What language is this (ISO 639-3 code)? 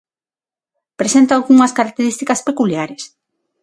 glg